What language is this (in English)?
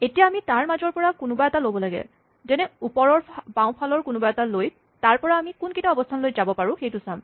Assamese